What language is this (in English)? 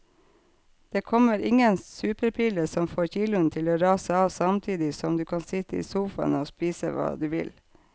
Norwegian